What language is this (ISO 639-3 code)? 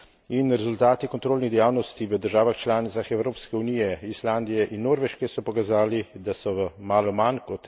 slv